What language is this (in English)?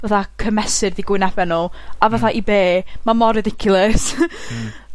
Welsh